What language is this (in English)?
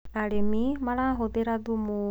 Kikuyu